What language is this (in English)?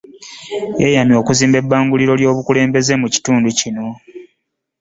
Ganda